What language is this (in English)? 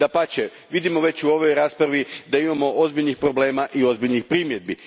Croatian